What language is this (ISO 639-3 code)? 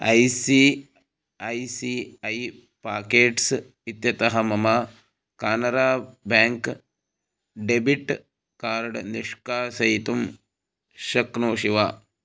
san